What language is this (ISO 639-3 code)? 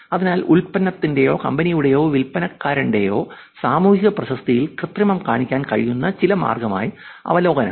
mal